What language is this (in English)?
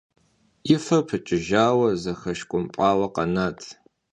Kabardian